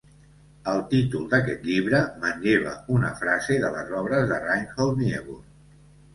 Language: Catalan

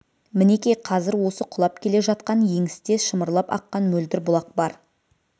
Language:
Kazakh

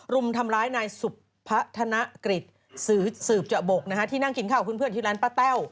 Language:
Thai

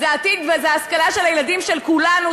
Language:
Hebrew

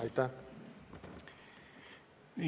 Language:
Estonian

